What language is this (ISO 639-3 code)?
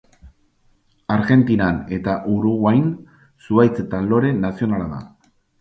eus